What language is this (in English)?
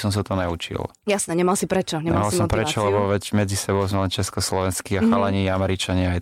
Slovak